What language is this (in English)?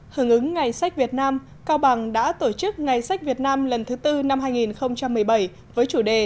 Vietnamese